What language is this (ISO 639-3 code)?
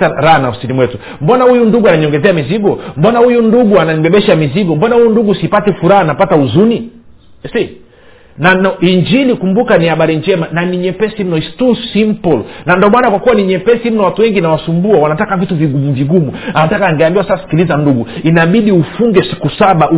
swa